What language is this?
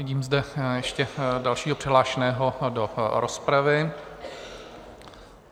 Czech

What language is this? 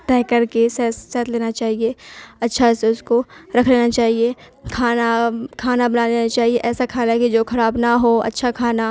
Urdu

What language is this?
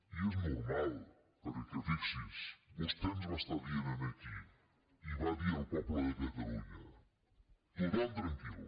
Catalan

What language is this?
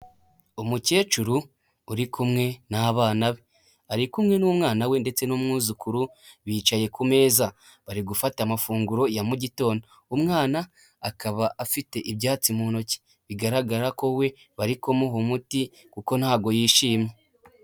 Kinyarwanda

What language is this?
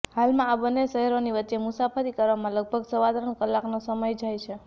Gujarati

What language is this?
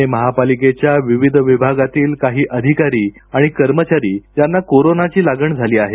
Marathi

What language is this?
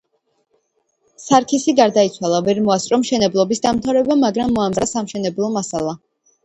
Georgian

